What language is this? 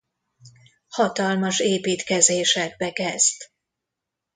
Hungarian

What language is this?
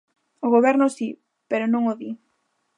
Galician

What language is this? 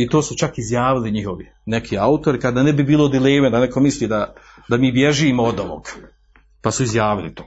Croatian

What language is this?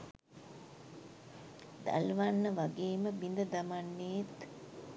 Sinhala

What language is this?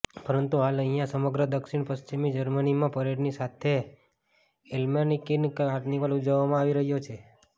Gujarati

